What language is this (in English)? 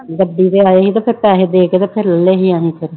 Punjabi